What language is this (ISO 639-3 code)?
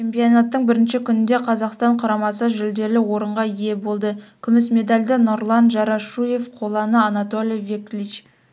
kaz